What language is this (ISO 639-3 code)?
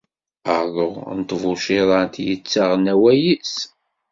kab